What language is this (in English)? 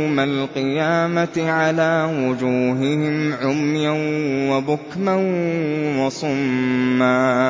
Arabic